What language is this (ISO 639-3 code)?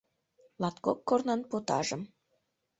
chm